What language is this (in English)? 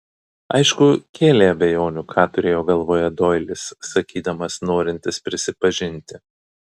Lithuanian